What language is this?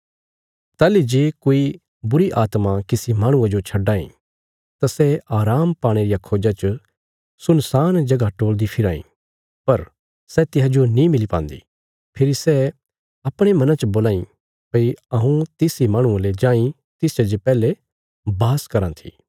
Bilaspuri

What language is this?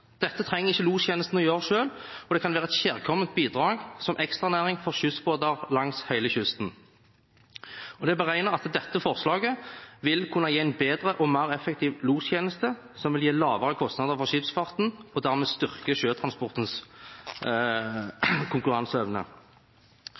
Norwegian Bokmål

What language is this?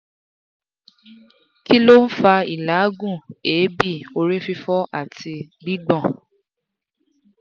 Yoruba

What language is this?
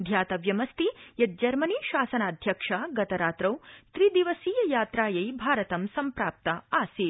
Sanskrit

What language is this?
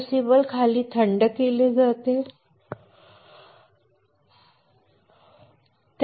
Marathi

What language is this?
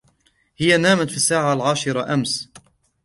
Arabic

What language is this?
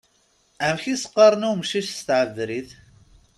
Kabyle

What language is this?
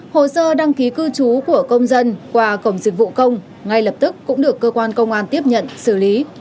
Vietnamese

